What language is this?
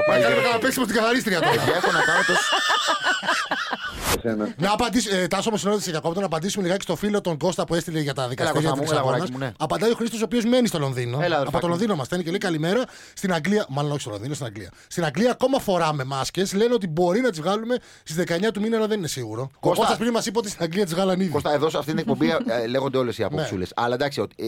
Greek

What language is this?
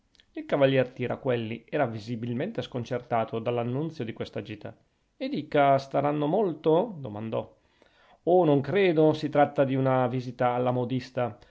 Italian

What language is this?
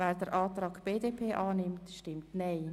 Swiss German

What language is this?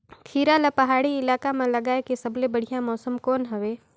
Chhattisgarhi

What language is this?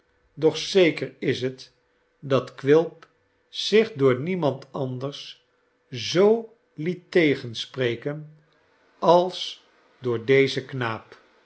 Dutch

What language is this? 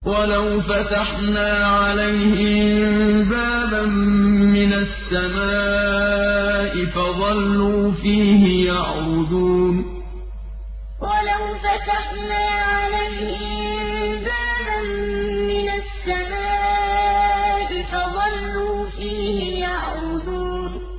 Arabic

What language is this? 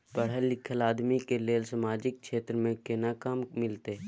Maithili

